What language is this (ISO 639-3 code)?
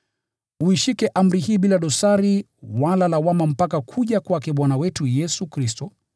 swa